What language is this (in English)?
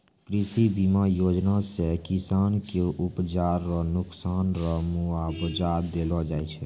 Maithili